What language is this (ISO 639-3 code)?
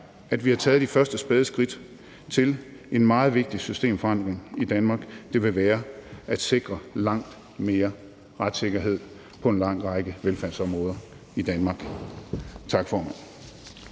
dan